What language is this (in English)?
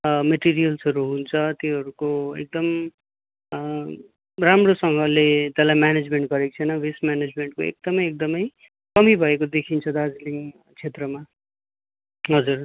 Nepali